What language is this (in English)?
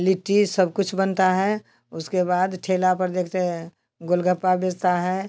Hindi